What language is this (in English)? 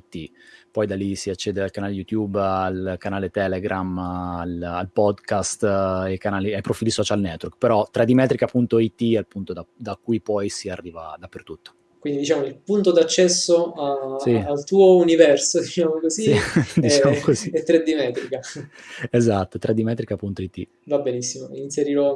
Italian